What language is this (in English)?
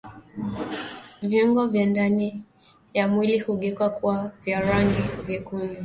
Swahili